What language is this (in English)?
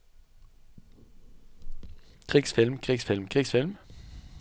Norwegian